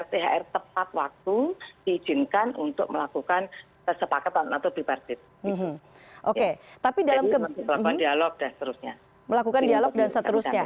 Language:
Indonesian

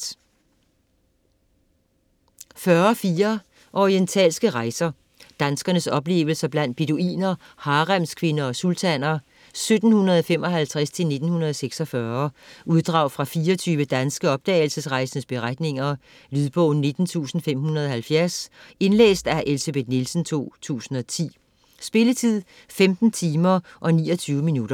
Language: Danish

